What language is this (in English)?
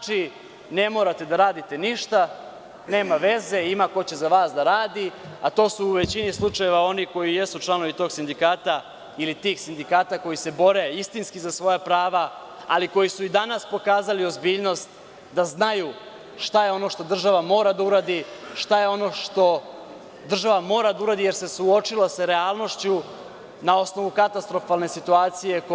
Serbian